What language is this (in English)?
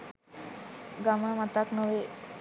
Sinhala